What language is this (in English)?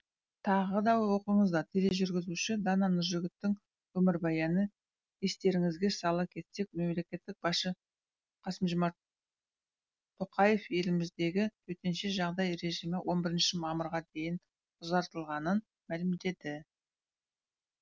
Kazakh